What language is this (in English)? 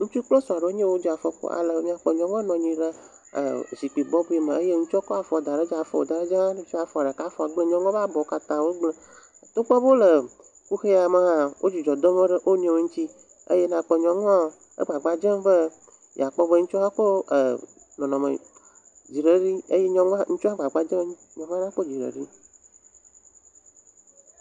Ewe